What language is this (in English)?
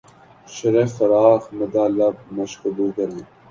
Urdu